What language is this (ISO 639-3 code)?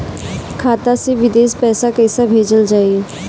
bho